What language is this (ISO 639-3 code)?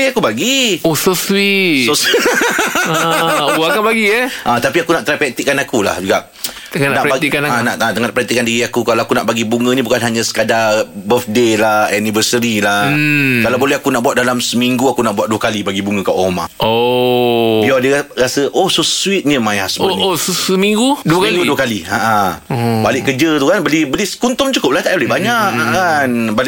msa